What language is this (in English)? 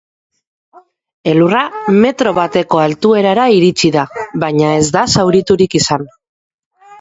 Basque